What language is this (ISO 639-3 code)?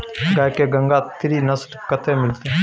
mai